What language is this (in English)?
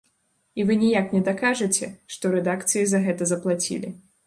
Belarusian